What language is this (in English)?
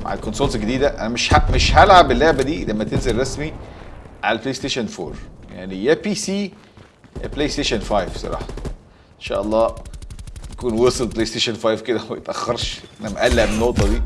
Arabic